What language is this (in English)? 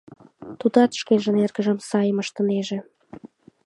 Mari